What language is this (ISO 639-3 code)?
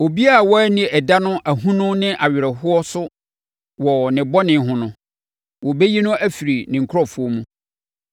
aka